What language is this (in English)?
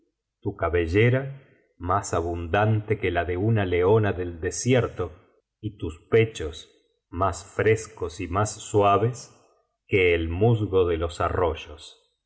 Spanish